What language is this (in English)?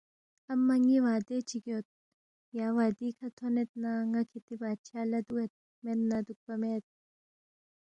Balti